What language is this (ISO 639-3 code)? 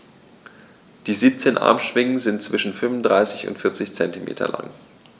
deu